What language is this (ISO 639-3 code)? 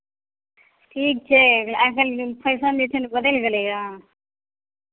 mai